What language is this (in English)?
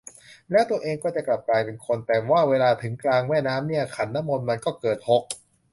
Thai